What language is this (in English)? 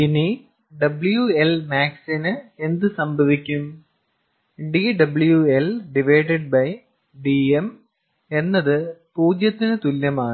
Malayalam